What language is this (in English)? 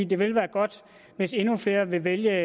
Danish